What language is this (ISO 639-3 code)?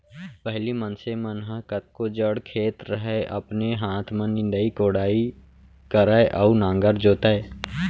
hne